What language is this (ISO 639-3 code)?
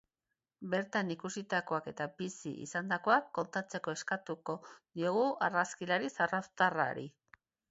eus